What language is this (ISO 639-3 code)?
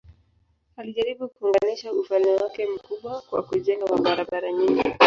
swa